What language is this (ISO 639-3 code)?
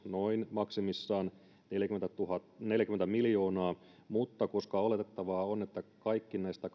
fin